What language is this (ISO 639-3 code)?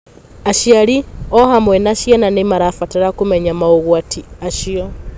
kik